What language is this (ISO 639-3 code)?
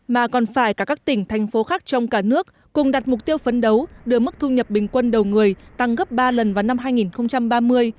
vie